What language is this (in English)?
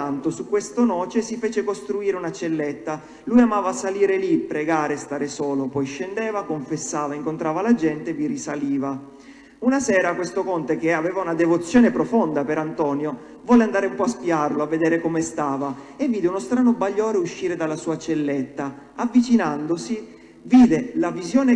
Italian